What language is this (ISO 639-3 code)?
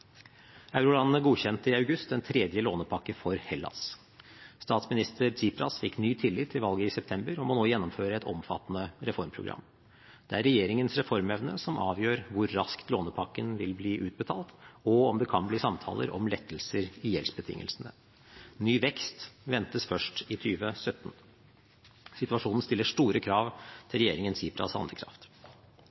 nob